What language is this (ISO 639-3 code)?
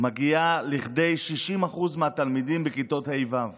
heb